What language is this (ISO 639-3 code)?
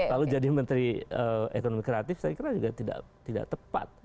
ind